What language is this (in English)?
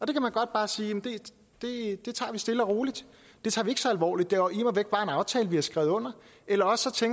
Danish